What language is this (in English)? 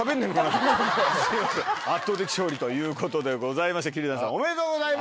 Japanese